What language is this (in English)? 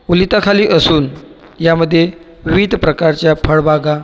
Marathi